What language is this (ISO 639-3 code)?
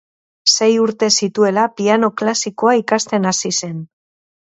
eus